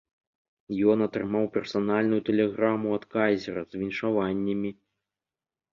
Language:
Belarusian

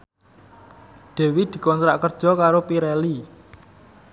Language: Javanese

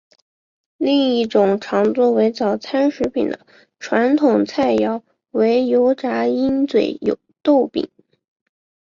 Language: Chinese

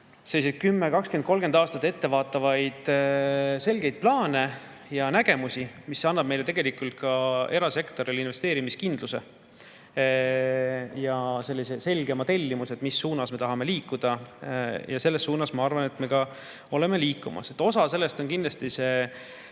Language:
Estonian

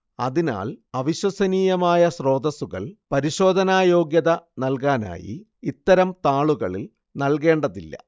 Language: Malayalam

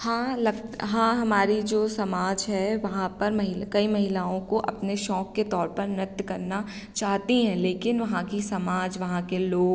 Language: Hindi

